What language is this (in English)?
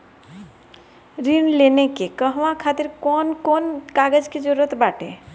Bhojpuri